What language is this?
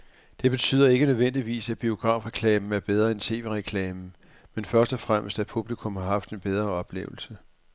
Danish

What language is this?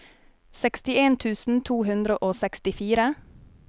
Norwegian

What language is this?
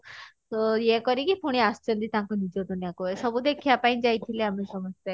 Odia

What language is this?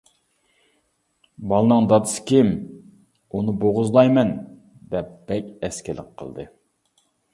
Uyghur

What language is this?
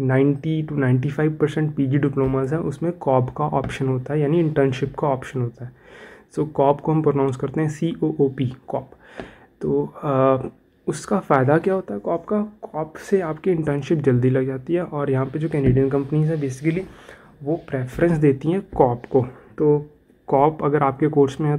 Hindi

